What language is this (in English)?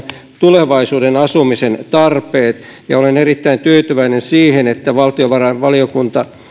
Finnish